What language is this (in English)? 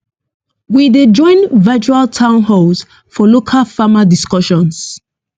Nigerian Pidgin